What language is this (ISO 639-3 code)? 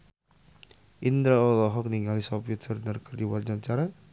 sun